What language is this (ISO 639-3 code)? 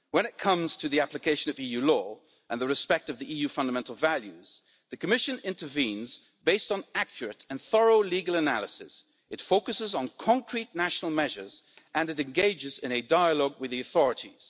eng